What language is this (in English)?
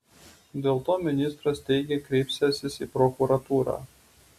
Lithuanian